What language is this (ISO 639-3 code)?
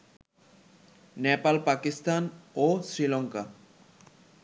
ben